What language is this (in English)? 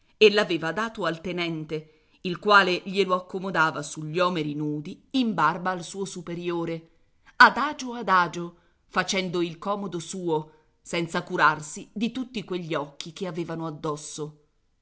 Italian